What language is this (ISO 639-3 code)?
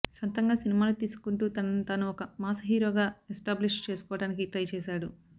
tel